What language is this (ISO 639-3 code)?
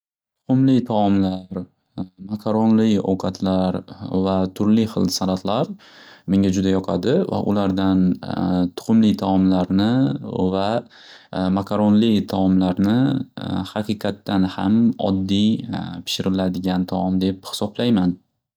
uzb